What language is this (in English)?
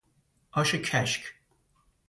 Persian